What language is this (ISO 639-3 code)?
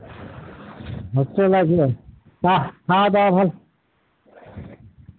ben